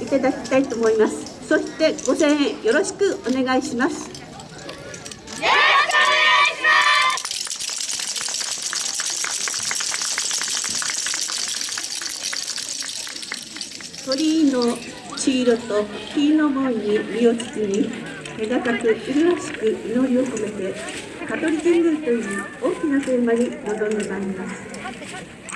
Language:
Japanese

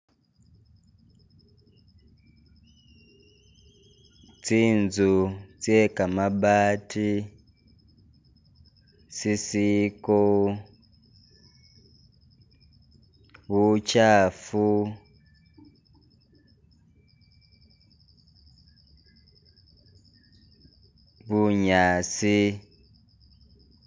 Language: Masaaba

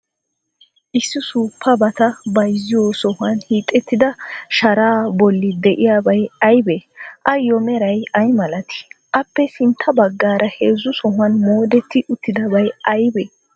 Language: Wolaytta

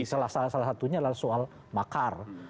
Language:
Indonesian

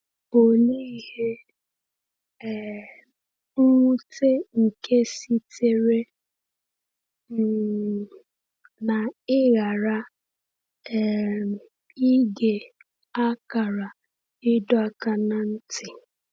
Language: Igbo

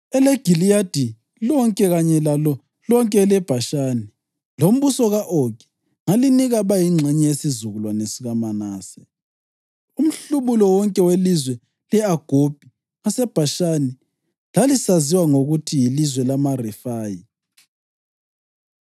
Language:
North Ndebele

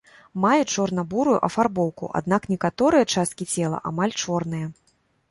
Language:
Belarusian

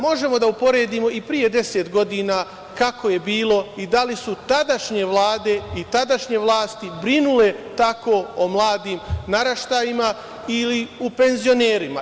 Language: Serbian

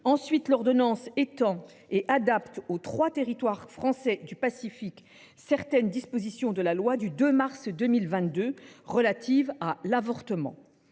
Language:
French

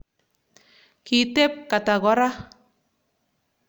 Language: Kalenjin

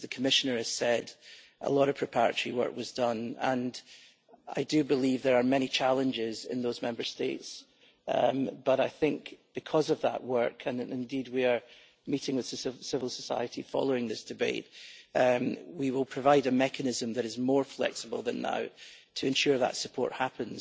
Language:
English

